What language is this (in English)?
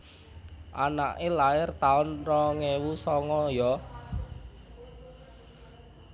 Javanese